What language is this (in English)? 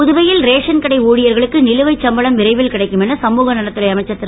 Tamil